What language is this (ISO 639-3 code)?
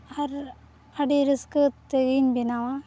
sat